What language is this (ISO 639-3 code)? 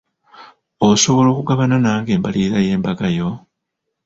lug